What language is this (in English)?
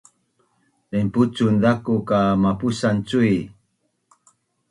Bunun